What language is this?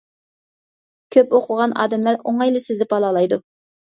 Uyghur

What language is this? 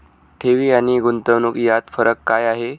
Marathi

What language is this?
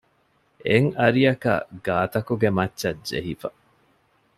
Divehi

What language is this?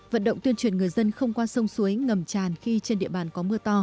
Vietnamese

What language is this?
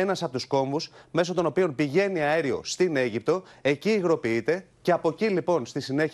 Greek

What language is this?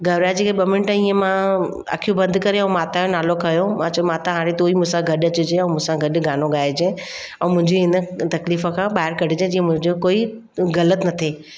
Sindhi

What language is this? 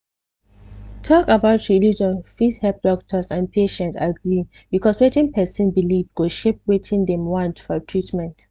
Nigerian Pidgin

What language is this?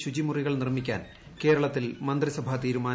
Malayalam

